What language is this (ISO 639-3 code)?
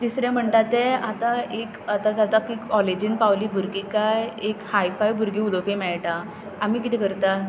kok